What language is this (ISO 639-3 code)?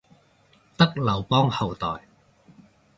yue